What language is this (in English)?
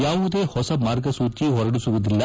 Kannada